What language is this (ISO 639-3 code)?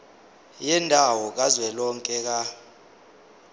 zul